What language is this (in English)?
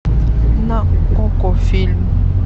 Russian